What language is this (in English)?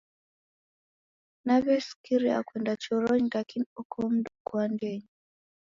Taita